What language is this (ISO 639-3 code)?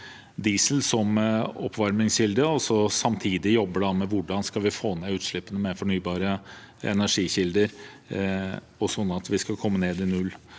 nor